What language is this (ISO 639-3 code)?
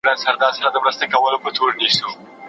pus